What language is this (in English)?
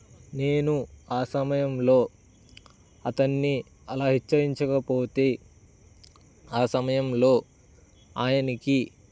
Telugu